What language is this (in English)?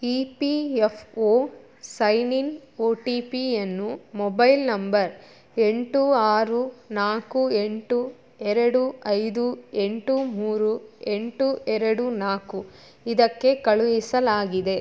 Kannada